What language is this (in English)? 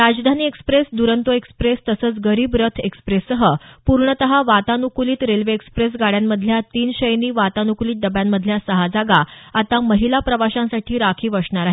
Marathi